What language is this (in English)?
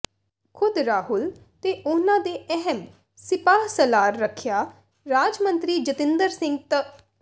Punjabi